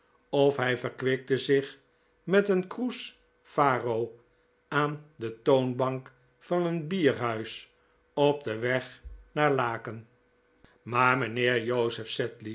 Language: Dutch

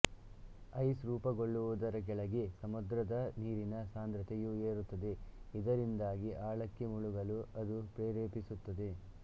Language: Kannada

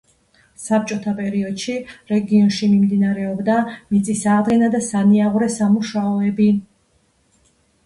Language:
Georgian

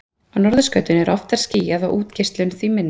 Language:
Icelandic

